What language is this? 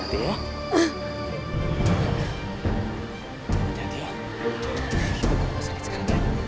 Indonesian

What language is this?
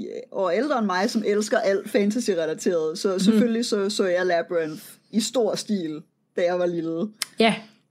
Danish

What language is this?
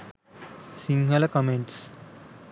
Sinhala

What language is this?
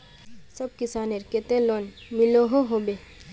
Magahi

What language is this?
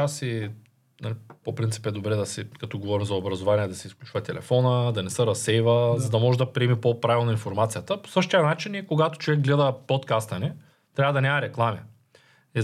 Bulgarian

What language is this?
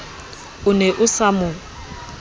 Southern Sotho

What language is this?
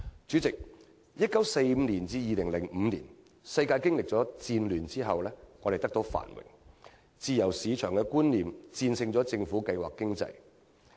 Cantonese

